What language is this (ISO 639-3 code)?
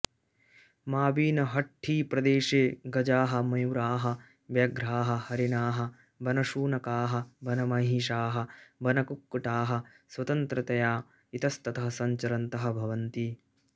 san